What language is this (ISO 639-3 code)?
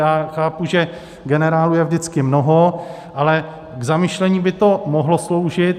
ces